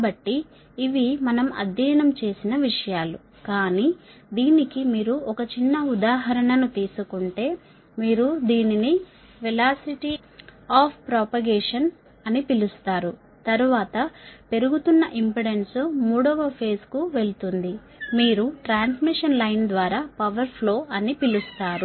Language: Telugu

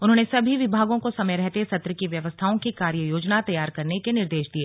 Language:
Hindi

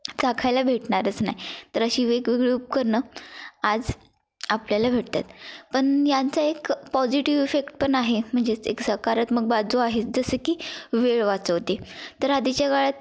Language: Marathi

